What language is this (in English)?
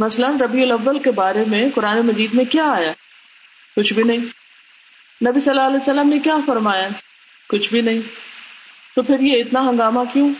Urdu